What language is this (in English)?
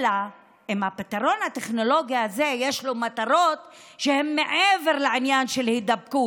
Hebrew